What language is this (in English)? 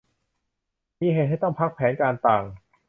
Thai